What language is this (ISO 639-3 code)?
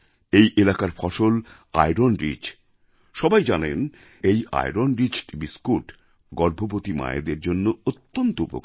ben